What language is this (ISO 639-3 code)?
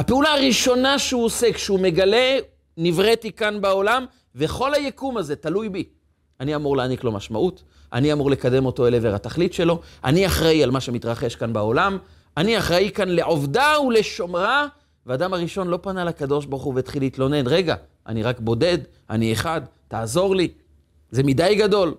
heb